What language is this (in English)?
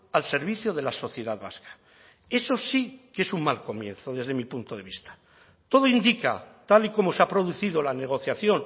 Spanish